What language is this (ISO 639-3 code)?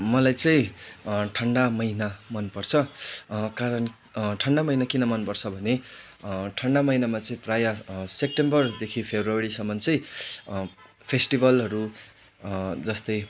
nep